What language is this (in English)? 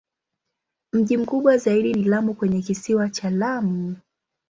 Swahili